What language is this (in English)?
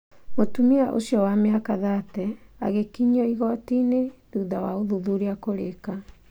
Kikuyu